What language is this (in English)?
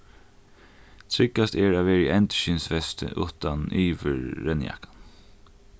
Faroese